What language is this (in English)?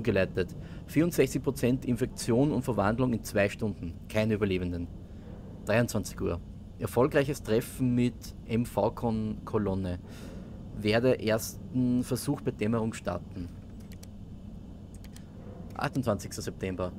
German